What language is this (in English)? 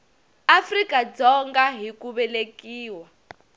Tsonga